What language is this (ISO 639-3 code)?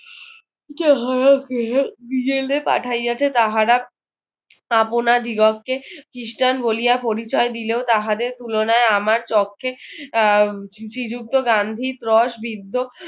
ben